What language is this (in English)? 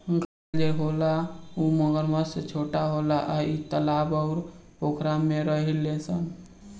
Bhojpuri